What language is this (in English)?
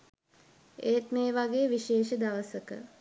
Sinhala